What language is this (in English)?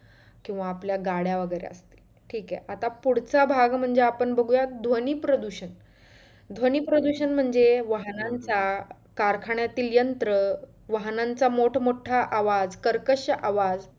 Marathi